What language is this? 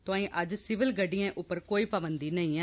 Dogri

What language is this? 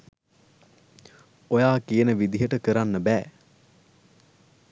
Sinhala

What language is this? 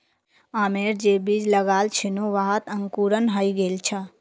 Magahi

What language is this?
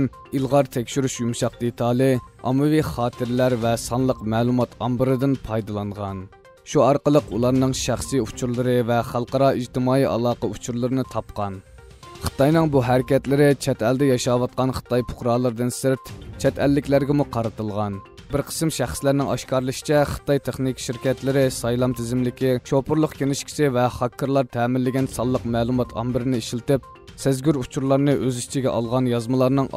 Turkish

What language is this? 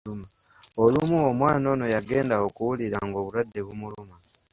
Ganda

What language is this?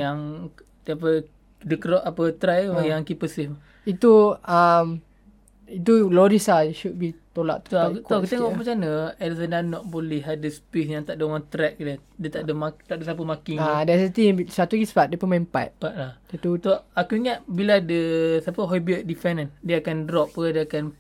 Malay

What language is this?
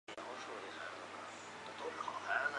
Chinese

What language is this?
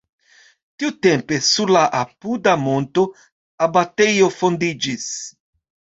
Esperanto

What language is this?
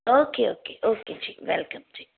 Punjabi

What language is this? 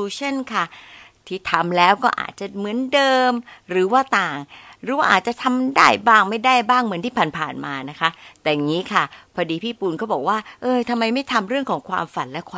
Thai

